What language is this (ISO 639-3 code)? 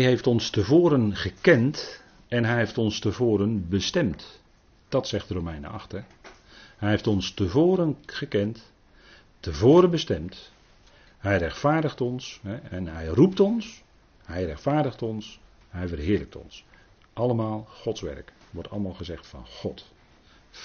nld